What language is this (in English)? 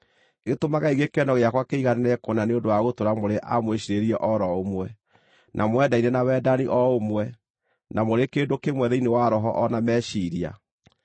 Kikuyu